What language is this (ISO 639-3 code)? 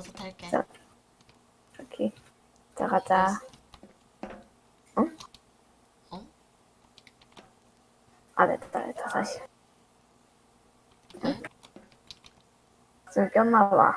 kor